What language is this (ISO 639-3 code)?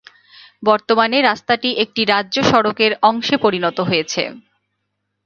ben